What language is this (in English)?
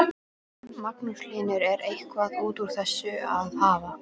Icelandic